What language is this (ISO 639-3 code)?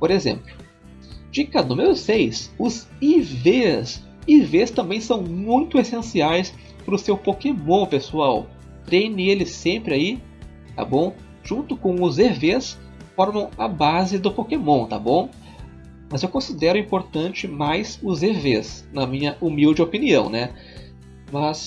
por